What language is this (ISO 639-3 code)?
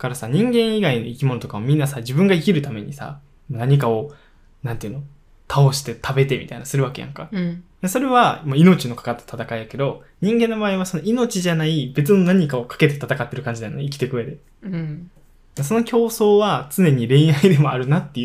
jpn